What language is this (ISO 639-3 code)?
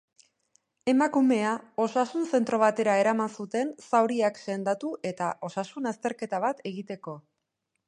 eus